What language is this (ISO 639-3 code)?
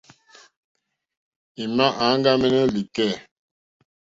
bri